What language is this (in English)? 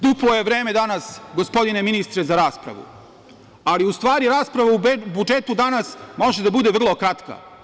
Serbian